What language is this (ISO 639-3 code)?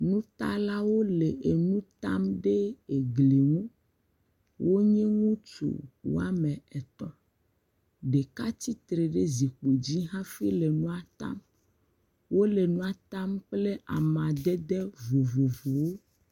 ewe